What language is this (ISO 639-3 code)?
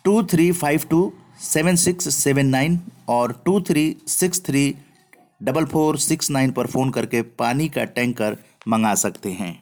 hin